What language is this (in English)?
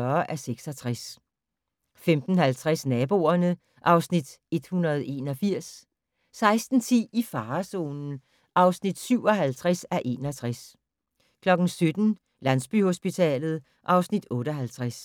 Danish